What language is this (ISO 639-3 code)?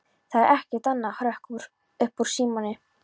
isl